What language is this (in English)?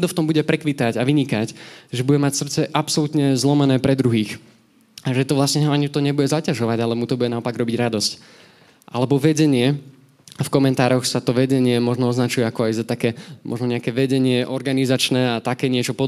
Slovak